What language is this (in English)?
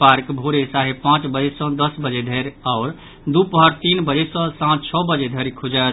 Maithili